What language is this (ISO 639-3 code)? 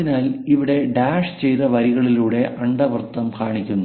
mal